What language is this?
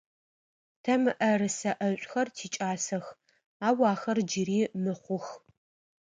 Adyghe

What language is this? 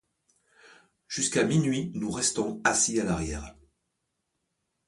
French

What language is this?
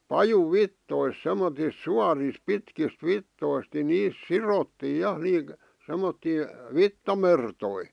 Finnish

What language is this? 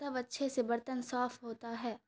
Urdu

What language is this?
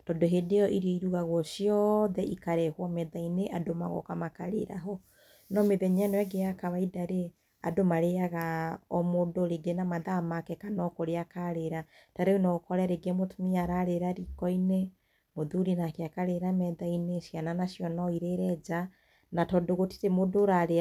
Kikuyu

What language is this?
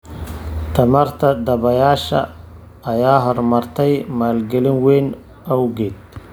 Somali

